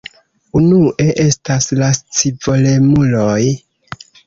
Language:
Esperanto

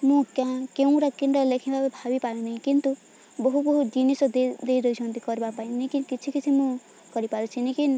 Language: Odia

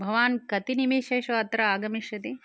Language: Sanskrit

